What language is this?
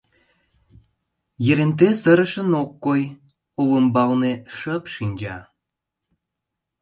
Mari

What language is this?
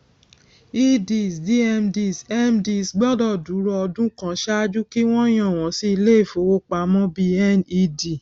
Yoruba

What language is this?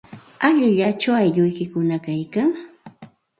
Santa Ana de Tusi Pasco Quechua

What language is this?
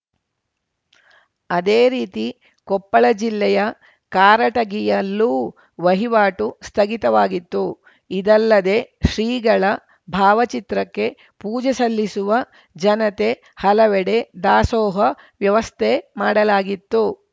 Kannada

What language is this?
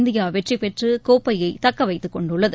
Tamil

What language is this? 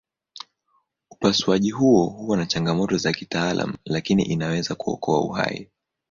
Swahili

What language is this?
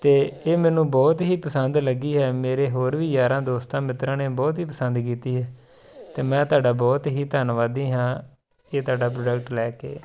Punjabi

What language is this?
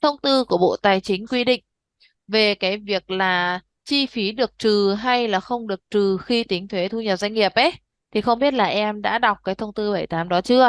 Vietnamese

